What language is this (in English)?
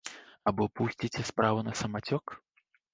Belarusian